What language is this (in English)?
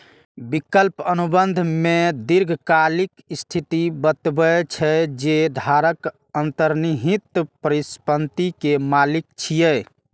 Maithili